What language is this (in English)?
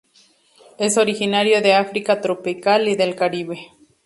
Spanish